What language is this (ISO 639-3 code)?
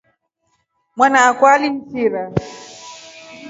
rof